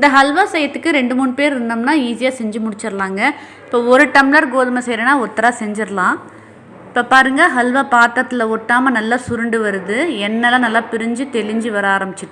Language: English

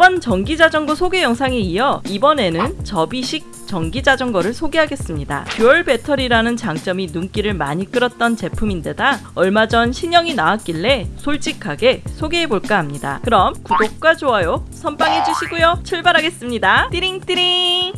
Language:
Korean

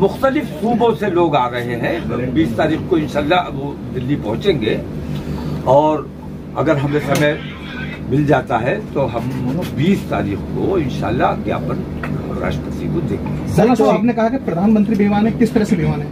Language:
Hindi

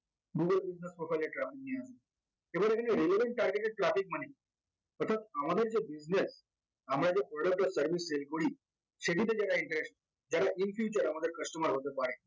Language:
Bangla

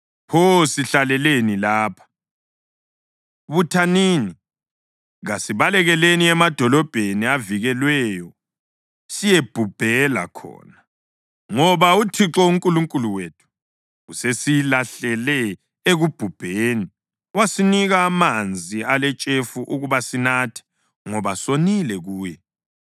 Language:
North Ndebele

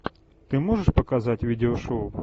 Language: Russian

